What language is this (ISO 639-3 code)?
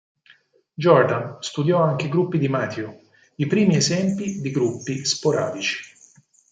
ita